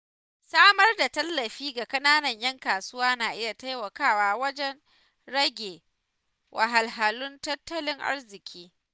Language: Hausa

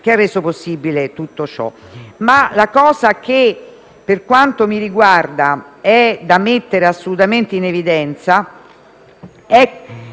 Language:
Italian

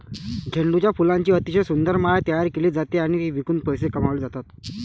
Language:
Marathi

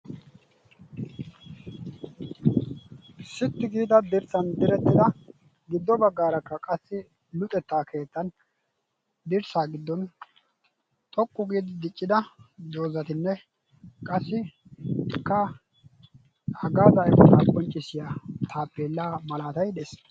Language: Wolaytta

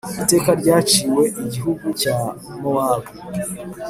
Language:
Kinyarwanda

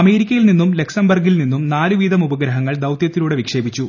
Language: Malayalam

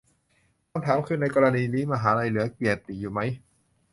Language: Thai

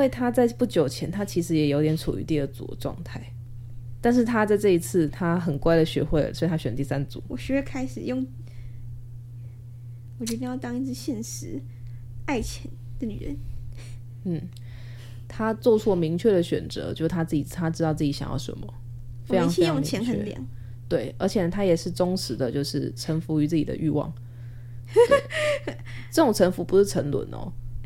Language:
Chinese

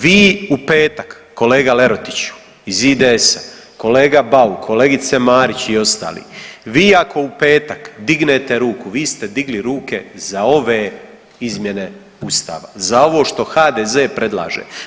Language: Croatian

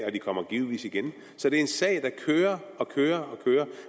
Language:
Danish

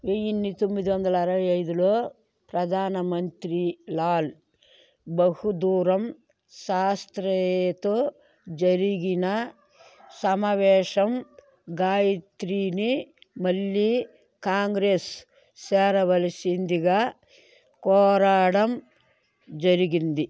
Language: Telugu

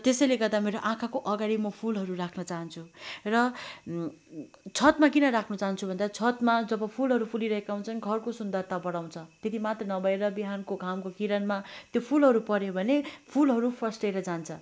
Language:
Nepali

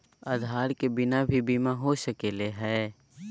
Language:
Magahi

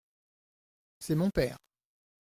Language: French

